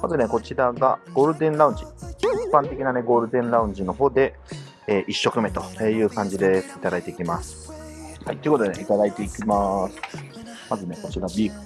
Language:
Japanese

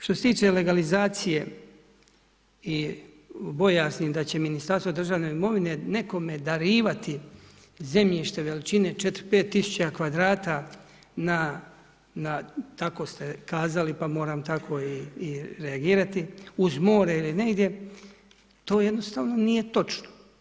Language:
Croatian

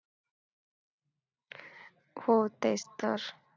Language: Marathi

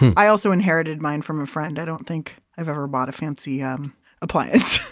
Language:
English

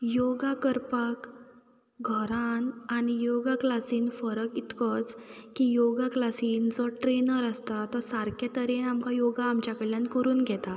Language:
Konkani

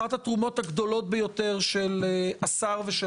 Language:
Hebrew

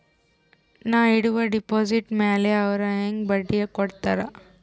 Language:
Kannada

